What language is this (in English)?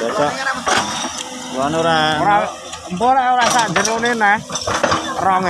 Indonesian